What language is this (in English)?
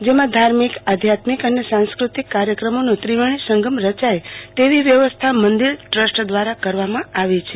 Gujarati